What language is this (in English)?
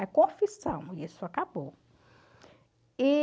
Portuguese